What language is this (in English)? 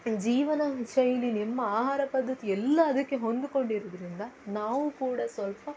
Kannada